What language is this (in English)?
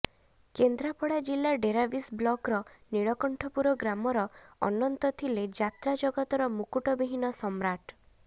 Odia